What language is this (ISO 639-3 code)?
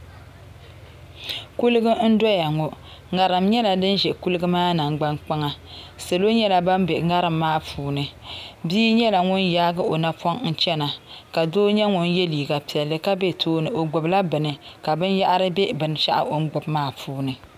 dag